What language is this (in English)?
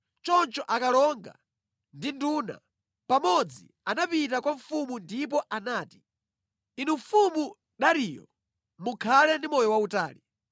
Nyanja